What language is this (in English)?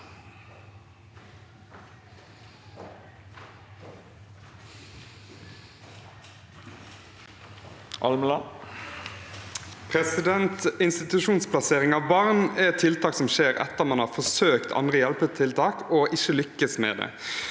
Norwegian